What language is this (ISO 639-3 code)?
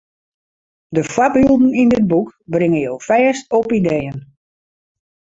fry